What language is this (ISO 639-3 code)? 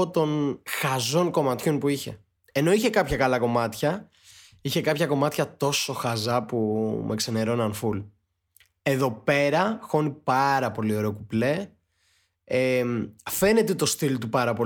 ell